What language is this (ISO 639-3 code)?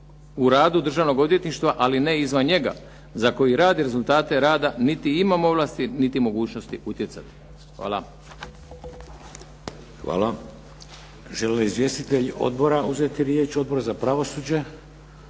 hrv